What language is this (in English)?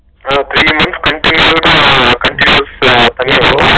Tamil